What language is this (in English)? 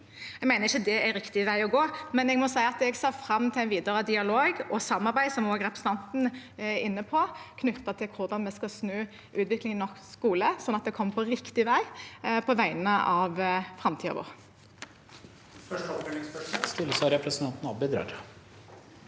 Norwegian